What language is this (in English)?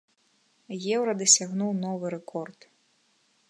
Belarusian